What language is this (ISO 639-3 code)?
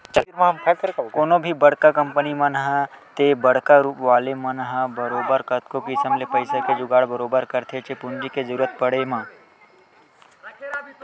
hne